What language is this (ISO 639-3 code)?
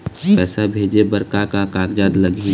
hne